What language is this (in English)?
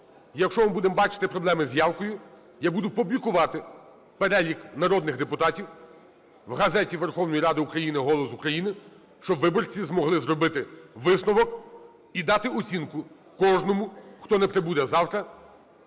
Ukrainian